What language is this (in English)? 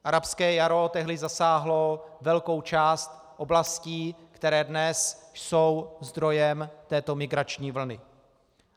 Czech